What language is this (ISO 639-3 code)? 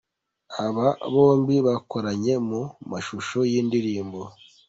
kin